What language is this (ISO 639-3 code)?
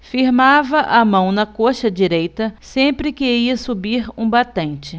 por